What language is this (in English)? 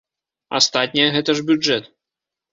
Belarusian